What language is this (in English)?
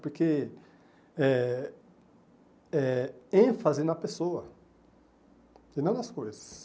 Portuguese